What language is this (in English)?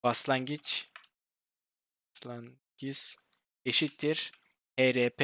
Turkish